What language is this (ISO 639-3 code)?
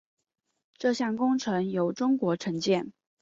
zho